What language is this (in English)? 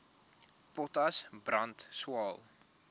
Afrikaans